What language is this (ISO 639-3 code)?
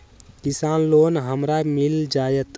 mag